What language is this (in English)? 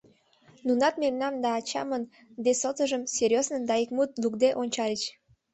Mari